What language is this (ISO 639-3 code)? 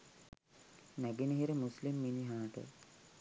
sin